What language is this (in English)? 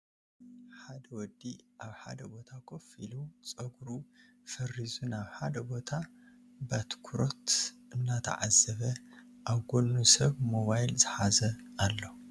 Tigrinya